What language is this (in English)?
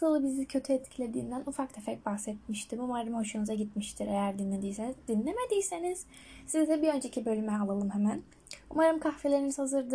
Turkish